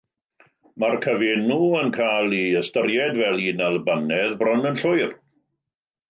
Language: Welsh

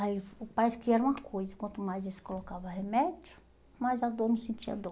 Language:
Portuguese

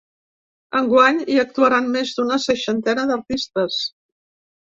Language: Catalan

